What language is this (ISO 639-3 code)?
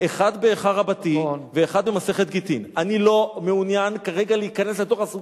heb